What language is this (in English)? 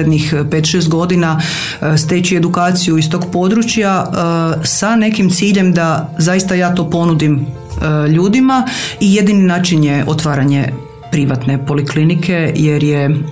Croatian